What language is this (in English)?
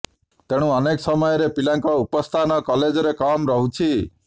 Odia